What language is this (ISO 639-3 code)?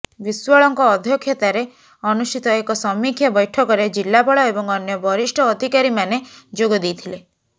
ori